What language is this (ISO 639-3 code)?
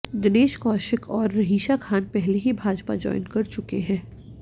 hin